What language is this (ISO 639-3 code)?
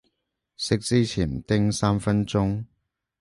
yue